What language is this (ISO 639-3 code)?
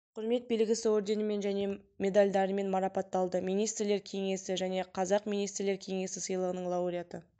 kaz